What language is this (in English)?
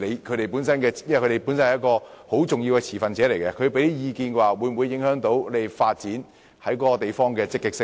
Cantonese